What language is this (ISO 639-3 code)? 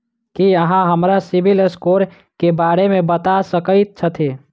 mai